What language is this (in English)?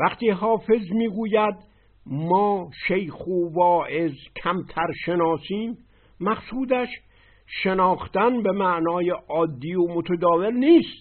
Persian